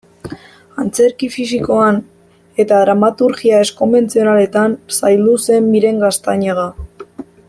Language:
Basque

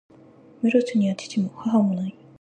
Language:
Japanese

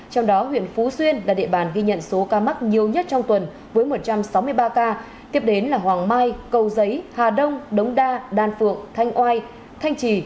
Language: Vietnamese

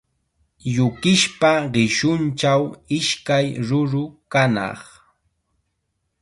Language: Chiquián Ancash Quechua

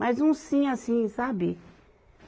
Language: Portuguese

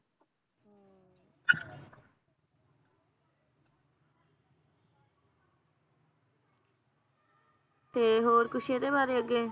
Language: Punjabi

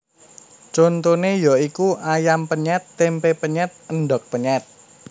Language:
Javanese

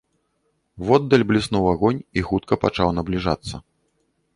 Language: Belarusian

